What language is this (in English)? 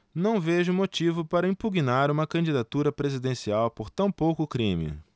Portuguese